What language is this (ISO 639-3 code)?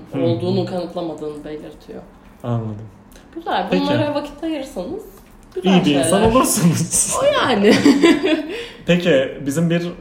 tur